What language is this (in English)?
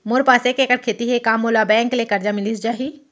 Chhattisgarhi